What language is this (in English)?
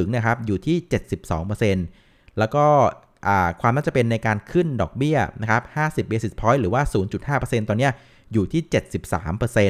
Thai